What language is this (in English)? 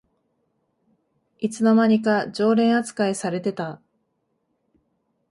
Japanese